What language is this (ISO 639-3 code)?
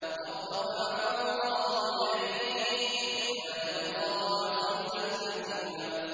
ara